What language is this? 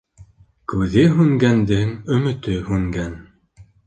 Bashkir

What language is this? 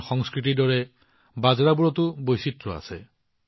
Assamese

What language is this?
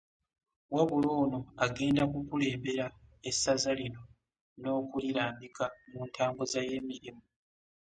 Ganda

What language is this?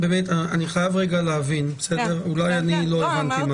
Hebrew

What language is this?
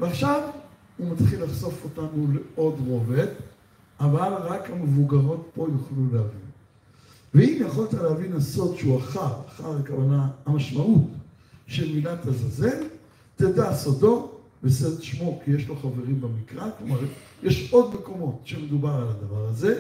Hebrew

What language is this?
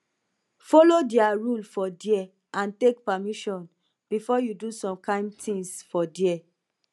Nigerian Pidgin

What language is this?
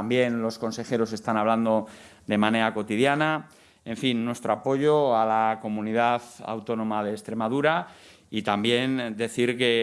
Spanish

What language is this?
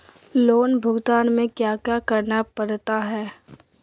Magahi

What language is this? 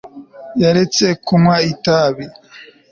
Kinyarwanda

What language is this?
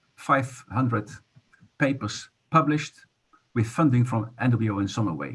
English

